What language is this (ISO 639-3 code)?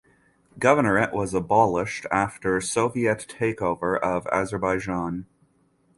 eng